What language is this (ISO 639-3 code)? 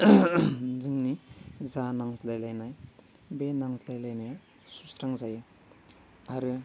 brx